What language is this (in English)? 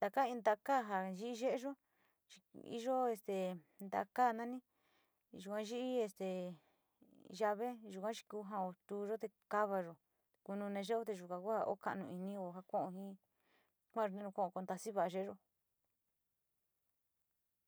Sinicahua Mixtec